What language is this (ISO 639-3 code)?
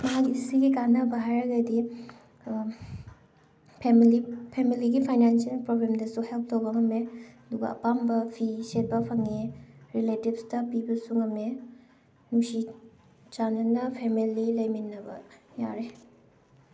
mni